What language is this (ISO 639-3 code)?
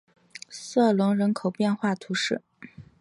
zho